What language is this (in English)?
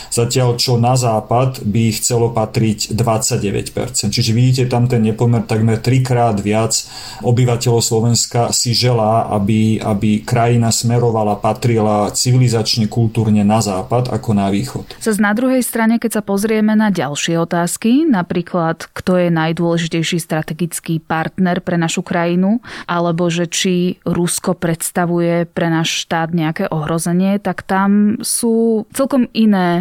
Slovak